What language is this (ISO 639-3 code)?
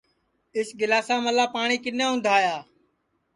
ssi